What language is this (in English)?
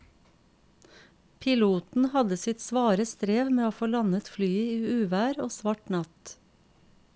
Norwegian